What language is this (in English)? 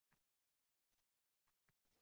Uzbek